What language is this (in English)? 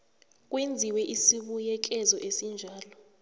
South Ndebele